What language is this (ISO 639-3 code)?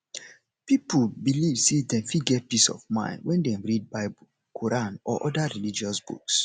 pcm